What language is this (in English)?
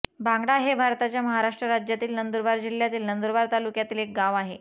Marathi